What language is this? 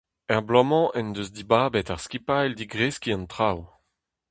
Breton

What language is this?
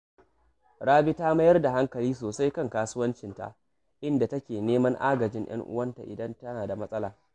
Hausa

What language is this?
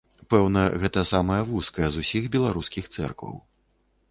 Belarusian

